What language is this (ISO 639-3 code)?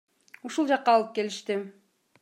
kir